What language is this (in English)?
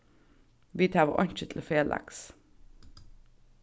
Faroese